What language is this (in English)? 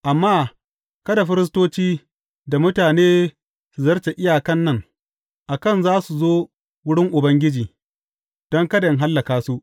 Hausa